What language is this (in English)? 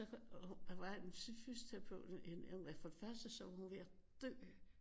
Danish